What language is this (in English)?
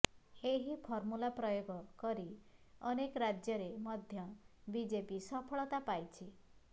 Odia